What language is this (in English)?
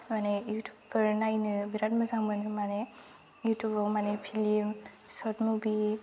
Bodo